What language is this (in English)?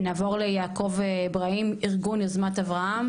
Hebrew